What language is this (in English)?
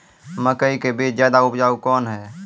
Maithili